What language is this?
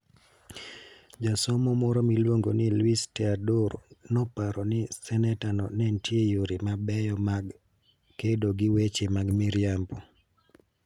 Luo (Kenya and Tanzania)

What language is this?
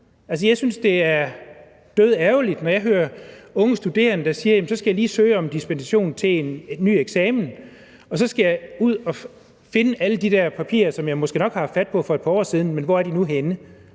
Danish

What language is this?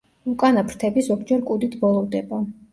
Georgian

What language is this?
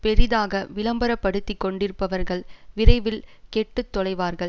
Tamil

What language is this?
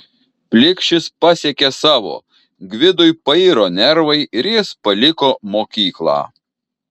Lithuanian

